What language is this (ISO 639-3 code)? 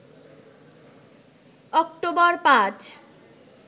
ben